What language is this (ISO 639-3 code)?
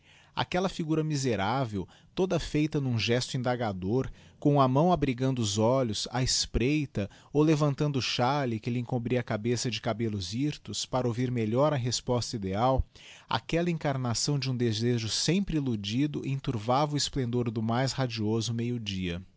por